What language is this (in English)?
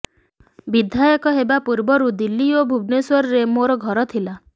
Odia